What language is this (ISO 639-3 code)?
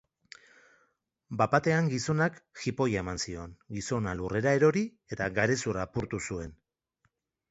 eus